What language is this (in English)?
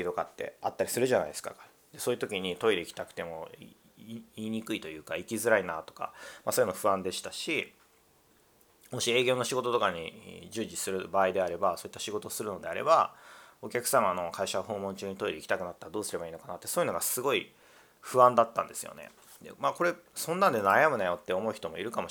Japanese